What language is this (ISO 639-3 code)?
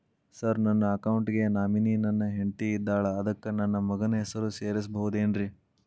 kan